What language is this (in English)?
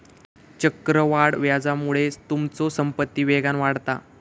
Marathi